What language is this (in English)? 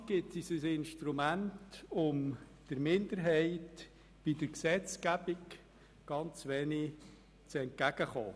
Swiss German